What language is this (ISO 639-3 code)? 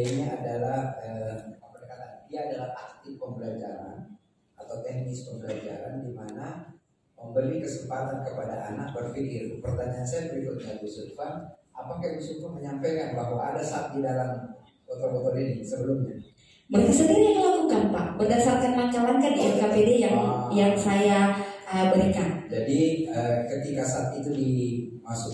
ind